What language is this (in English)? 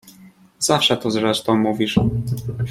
Polish